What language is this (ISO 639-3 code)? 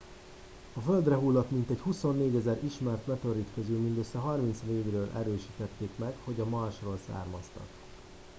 hun